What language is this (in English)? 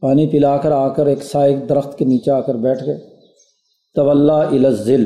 Urdu